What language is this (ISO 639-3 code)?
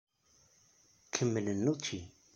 kab